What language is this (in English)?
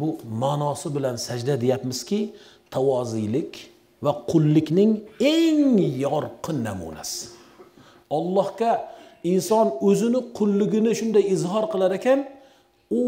Turkish